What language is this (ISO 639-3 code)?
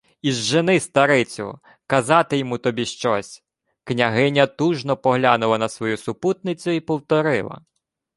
ukr